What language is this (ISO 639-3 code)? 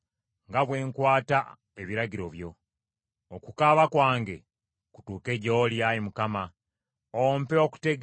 lug